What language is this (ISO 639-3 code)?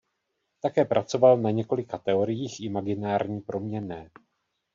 ces